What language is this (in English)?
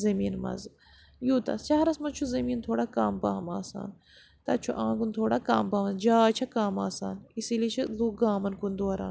Kashmiri